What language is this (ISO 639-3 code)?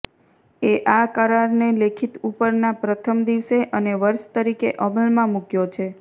guj